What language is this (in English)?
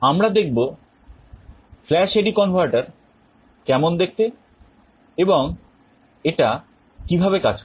Bangla